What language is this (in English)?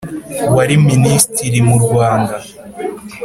Kinyarwanda